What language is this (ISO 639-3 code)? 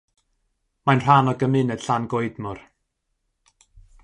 cym